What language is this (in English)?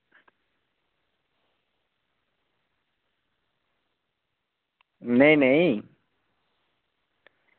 Dogri